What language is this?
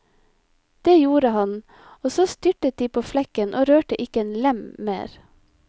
Norwegian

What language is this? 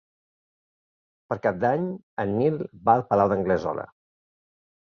Catalan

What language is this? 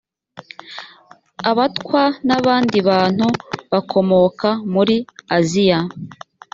Kinyarwanda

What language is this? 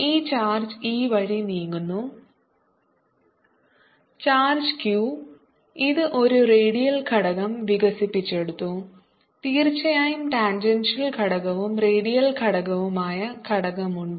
Malayalam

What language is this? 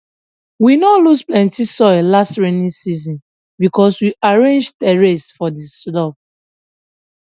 Nigerian Pidgin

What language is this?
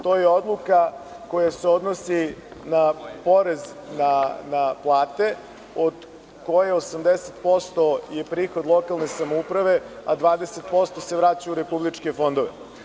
Serbian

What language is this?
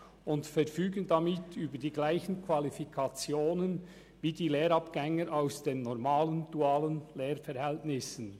Swiss German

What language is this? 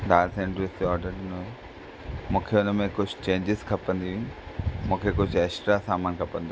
Sindhi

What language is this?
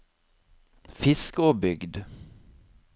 Norwegian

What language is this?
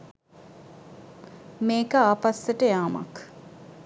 Sinhala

